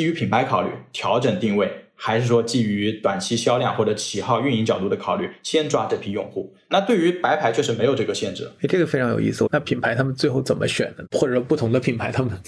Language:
Chinese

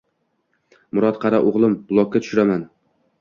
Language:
Uzbek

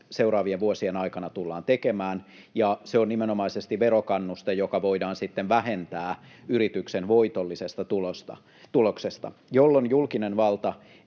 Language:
Finnish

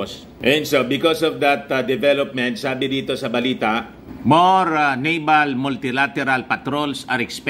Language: Filipino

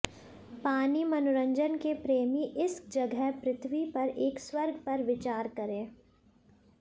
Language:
Hindi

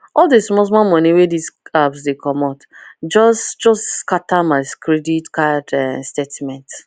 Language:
Nigerian Pidgin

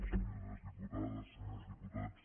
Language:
Catalan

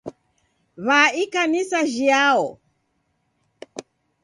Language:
Taita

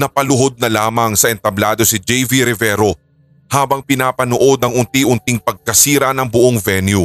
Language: Filipino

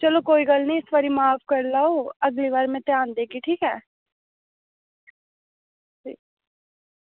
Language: Dogri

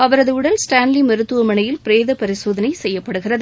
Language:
Tamil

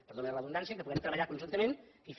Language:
Catalan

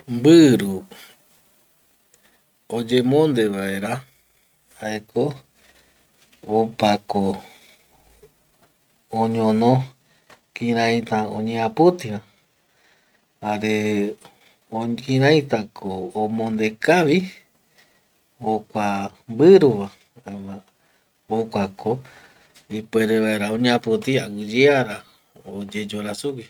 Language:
Eastern Bolivian Guaraní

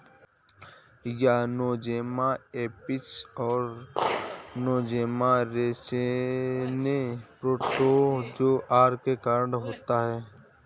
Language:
Hindi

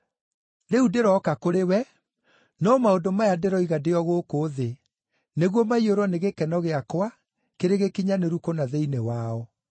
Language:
Kikuyu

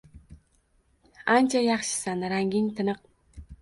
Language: Uzbek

